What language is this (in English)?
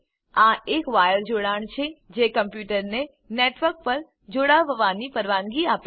Gujarati